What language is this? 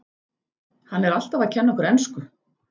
Icelandic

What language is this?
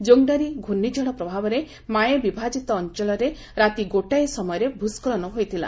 Odia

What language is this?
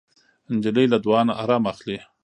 Pashto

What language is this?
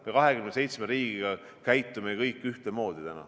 Estonian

